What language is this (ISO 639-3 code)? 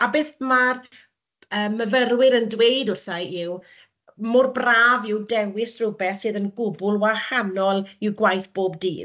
cym